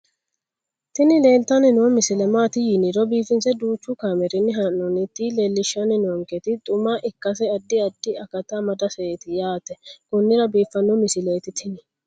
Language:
Sidamo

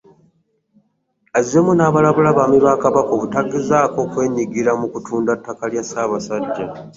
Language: Ganda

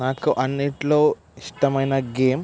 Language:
Telugu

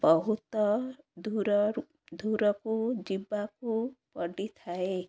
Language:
Odia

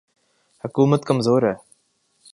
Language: Urdu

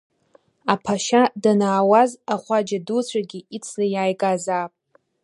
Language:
Abkhazian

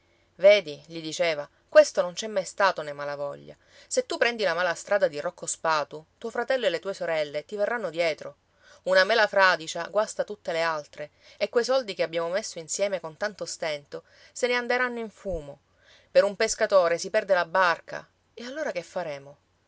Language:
Italian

